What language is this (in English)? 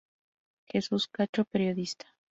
Spanish